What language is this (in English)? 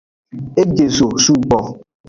Aja (Benin)